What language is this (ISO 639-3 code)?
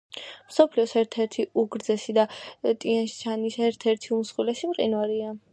kat